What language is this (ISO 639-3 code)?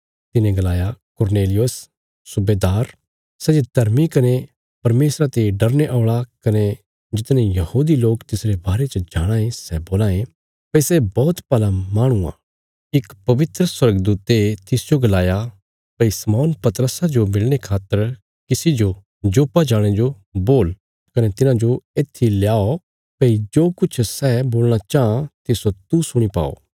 kfs